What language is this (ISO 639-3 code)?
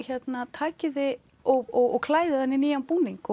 isl